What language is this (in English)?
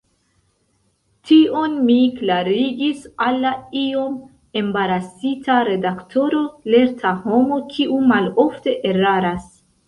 Esperanto